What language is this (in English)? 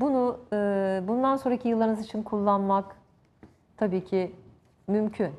Turkish